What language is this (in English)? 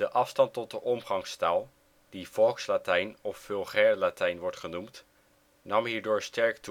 Dutch